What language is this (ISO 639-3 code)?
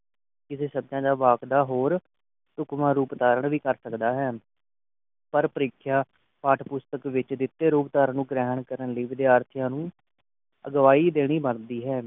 pan